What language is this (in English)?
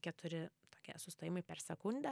Lithuanian